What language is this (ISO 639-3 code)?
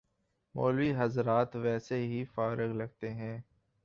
urd